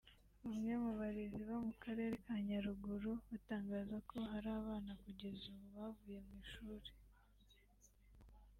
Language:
Kinyarwanda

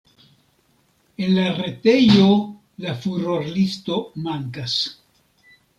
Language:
Esperanto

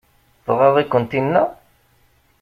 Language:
Kabyle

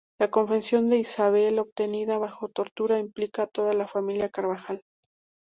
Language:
Spanish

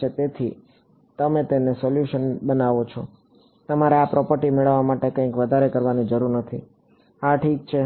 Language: Gujarati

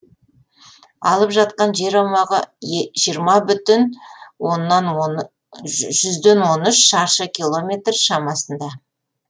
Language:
Kazakh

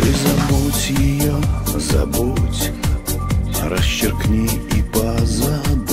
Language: Russian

